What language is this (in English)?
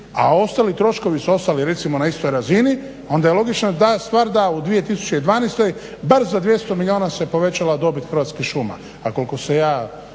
Croatian